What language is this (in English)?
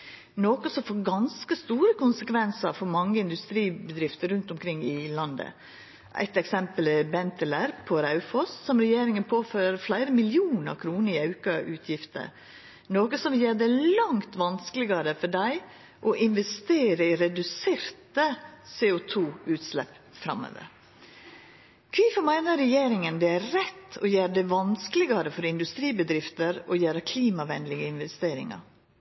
Norwegian Nynorsk